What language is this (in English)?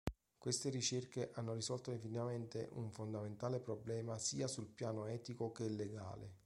Italian